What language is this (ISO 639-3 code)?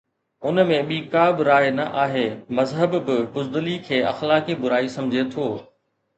snd